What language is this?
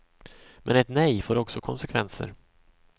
Swedish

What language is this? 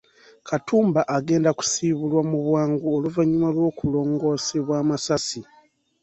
Ganda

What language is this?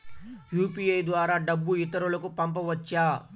Telugu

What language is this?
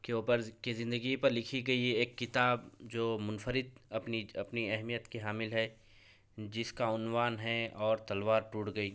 Urdu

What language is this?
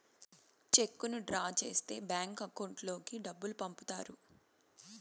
Telugu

